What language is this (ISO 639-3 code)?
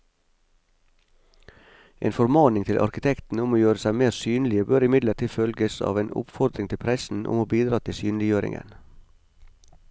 nor